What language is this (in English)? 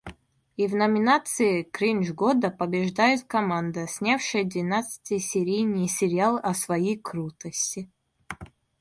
Russian